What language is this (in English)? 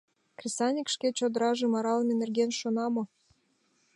Mari